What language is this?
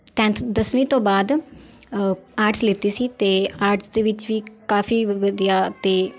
Punjabi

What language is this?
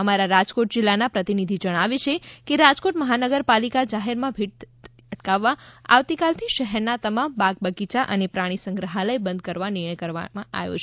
Gujarati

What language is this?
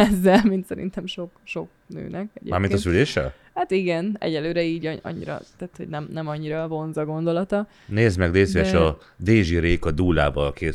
Hungarian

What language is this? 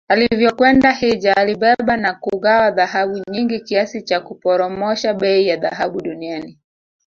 Swahili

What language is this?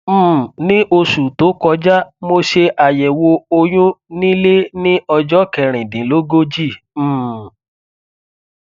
Yoruba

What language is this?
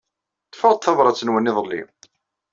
Kabyle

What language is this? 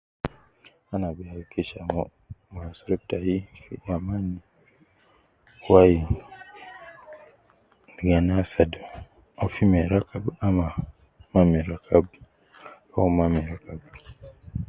Nubi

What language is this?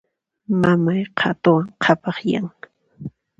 Puno Quechua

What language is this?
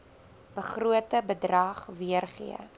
Afrikaans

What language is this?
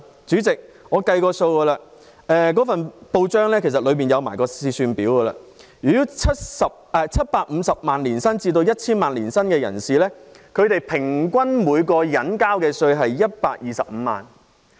Cantonese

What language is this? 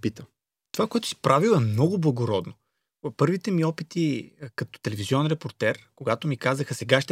Bulgarian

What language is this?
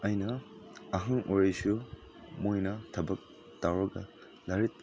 Manipuri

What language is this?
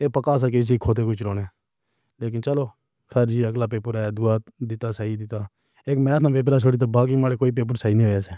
Pahari-Potwari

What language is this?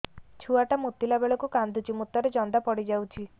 Odia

